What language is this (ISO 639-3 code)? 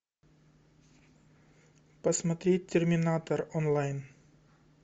rus